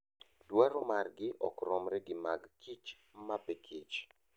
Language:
Luo (Kenya and Tanzania)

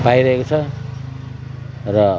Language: Nepali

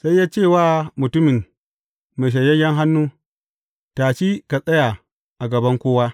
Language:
Hausa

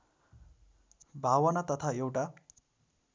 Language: Nepali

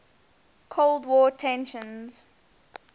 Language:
English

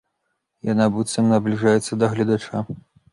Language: Belarusian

